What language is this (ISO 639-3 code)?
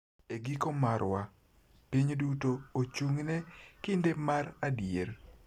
luo